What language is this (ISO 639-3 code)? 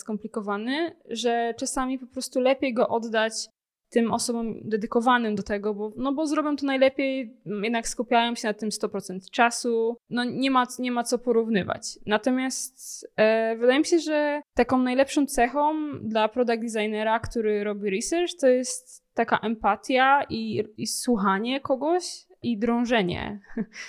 pol